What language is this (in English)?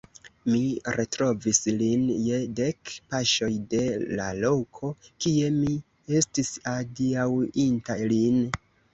Esperanto